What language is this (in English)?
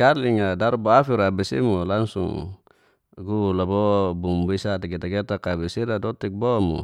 Geser-Gorom